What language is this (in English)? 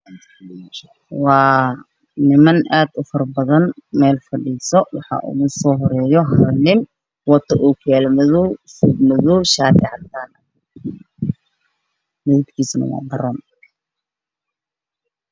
Somali